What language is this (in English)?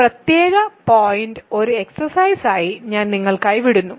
Malayalam